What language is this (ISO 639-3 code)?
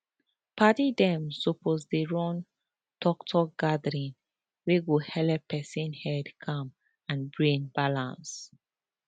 pcm